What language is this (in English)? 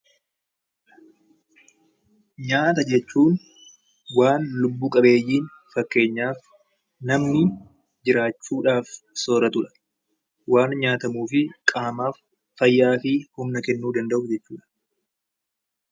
Oromo